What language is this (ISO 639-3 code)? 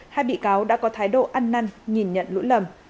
vie